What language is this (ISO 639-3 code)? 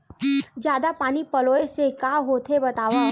hne